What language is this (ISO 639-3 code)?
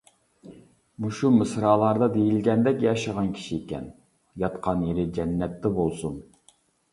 uig